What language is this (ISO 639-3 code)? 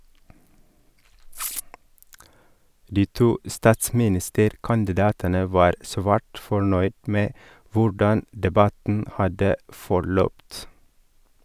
nor